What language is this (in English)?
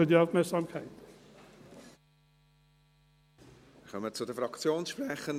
Swiss German